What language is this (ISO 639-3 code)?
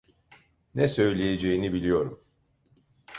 tur